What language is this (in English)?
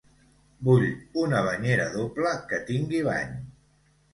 Catalan